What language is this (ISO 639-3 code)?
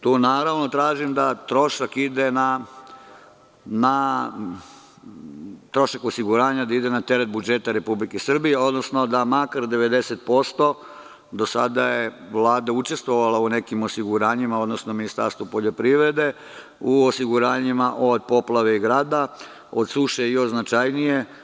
srp